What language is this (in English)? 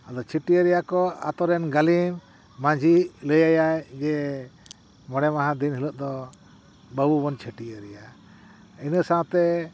Santali